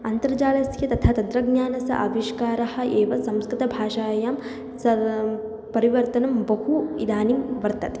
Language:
Sanskrit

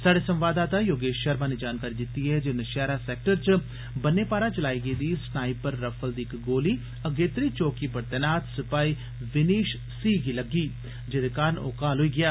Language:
Dogri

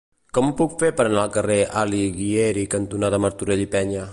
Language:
Catalan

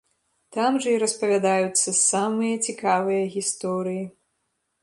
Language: Belarusian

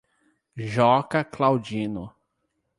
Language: Portuguese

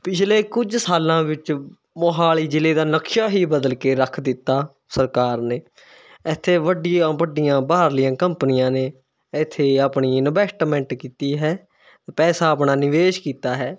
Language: Punjabi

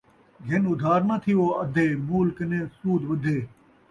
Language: Saraiki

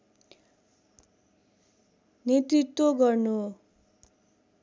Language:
Nepali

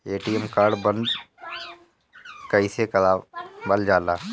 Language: Bhojpuri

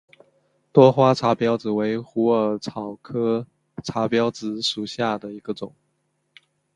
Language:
Chinese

